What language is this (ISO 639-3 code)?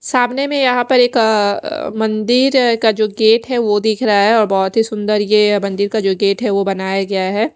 hin